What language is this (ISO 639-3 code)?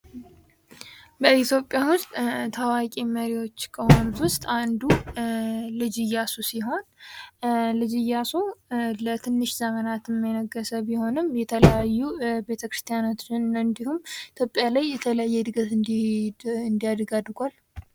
amh